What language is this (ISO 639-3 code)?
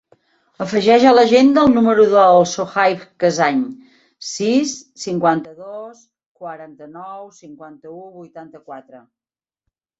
cat